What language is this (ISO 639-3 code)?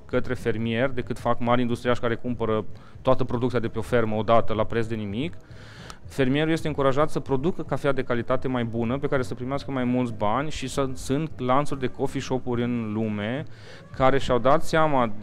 ron